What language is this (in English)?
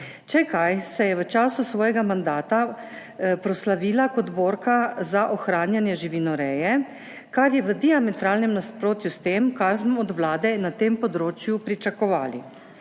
Slovenian